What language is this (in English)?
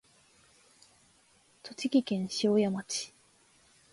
Japanese